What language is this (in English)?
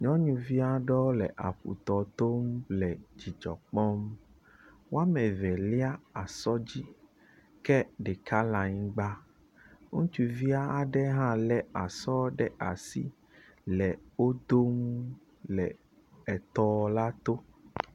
Ewe